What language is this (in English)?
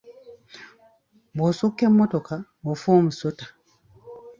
Ganda